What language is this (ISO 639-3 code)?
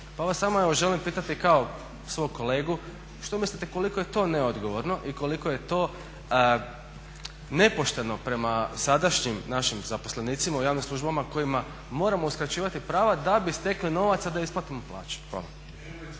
hrv